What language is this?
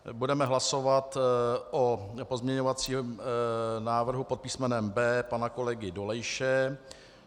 Czech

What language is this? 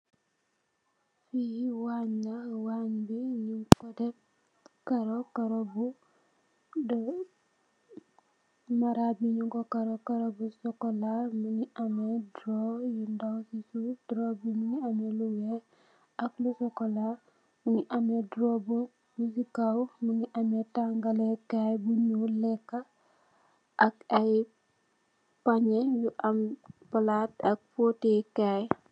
Wolof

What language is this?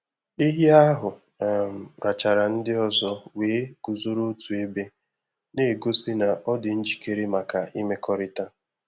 Igbo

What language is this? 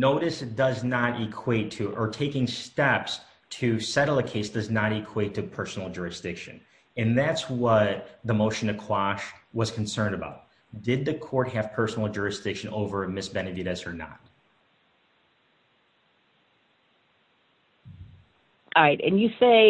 English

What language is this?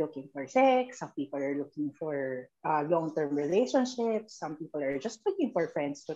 Filipino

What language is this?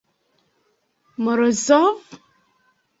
Esperanto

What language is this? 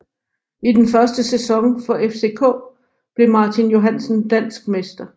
Danish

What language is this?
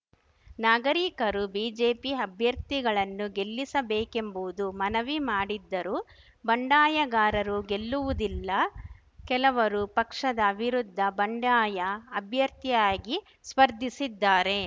Kannada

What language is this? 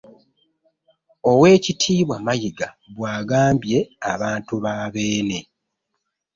Ganda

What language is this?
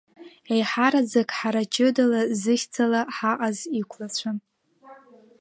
Abkhazian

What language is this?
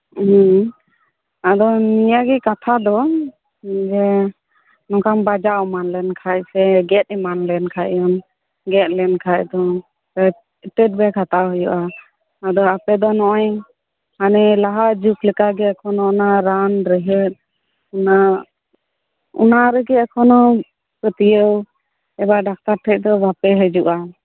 Santali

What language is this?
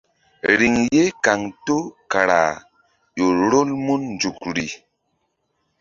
Mbum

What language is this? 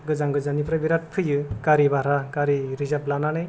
Bodo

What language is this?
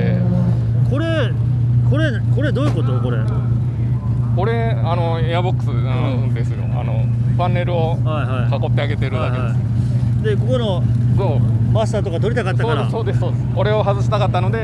Japanese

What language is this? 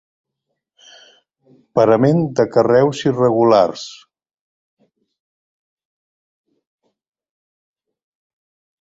Catalan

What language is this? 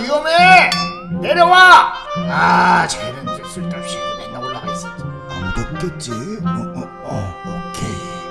Korean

